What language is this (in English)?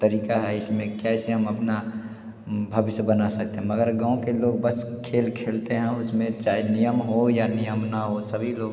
Hindi